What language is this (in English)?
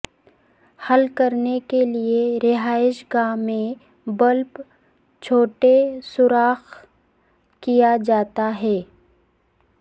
Urdu